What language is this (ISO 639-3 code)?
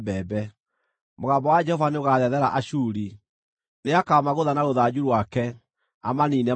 kik